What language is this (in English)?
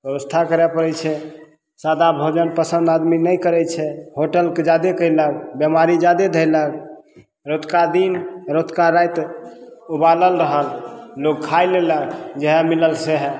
Maithili